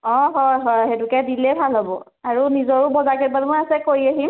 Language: Assamese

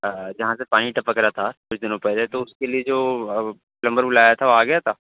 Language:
Urdu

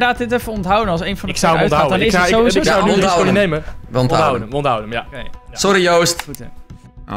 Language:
Dutch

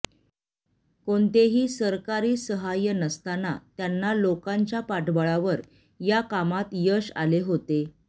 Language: Marathi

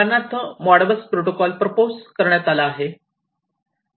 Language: Marathi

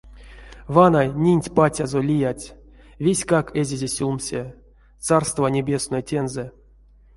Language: Erzya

